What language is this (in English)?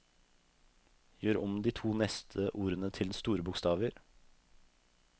Norwegian